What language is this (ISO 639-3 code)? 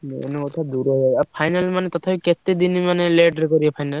ori